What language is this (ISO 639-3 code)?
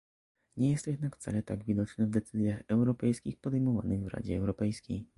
pol